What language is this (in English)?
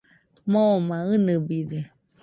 Nüpode Huitoto